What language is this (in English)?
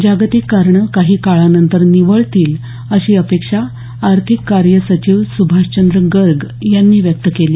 Marathi